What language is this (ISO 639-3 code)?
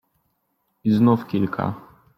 pol